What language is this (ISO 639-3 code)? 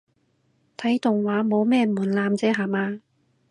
yue